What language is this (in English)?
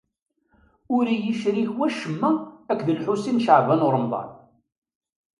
Kabyle